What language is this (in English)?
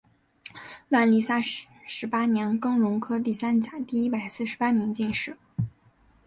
Chinese